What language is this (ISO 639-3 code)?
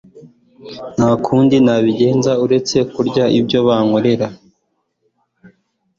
kin